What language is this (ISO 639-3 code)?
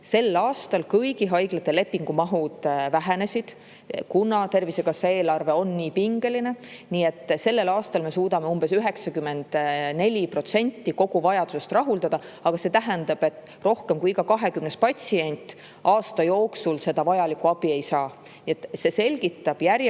est